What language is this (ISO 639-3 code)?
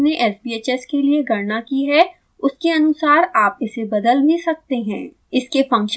hin